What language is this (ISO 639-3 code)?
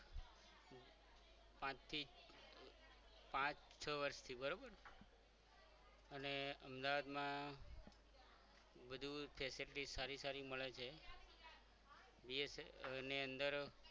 guj